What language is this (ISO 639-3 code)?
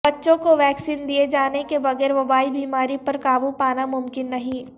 urd